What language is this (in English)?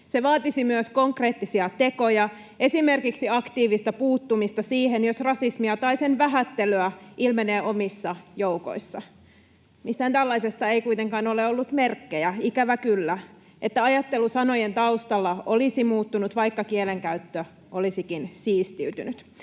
Finnish